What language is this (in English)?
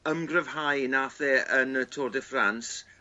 Welsh